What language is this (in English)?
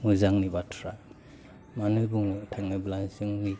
Bodo